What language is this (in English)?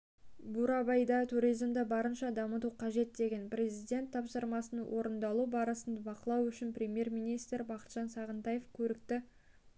Kazakh